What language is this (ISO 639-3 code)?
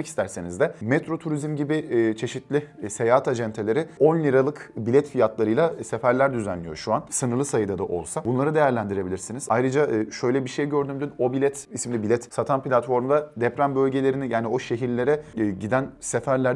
tur